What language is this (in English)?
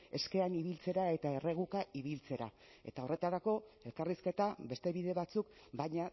Basque